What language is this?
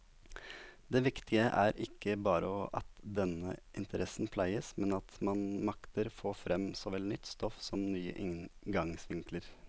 Norwegian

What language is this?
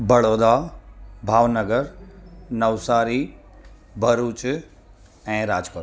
Sindhi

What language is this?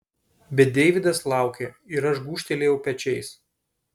Lithuanian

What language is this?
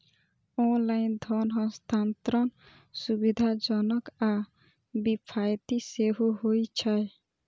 Maithili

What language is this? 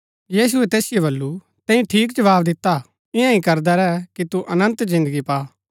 Gaddi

